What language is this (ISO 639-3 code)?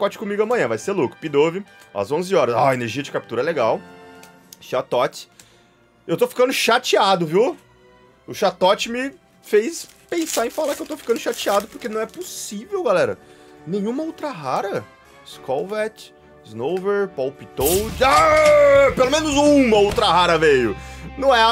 por